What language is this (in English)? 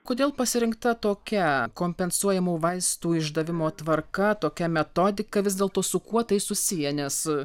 Lithuanian